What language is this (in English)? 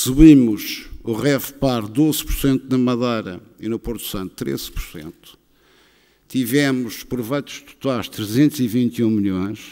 Portuguese